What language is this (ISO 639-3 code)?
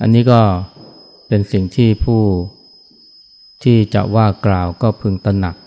tha